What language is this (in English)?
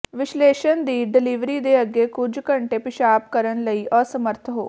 Punjabi